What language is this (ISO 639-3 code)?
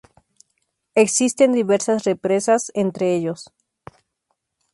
spa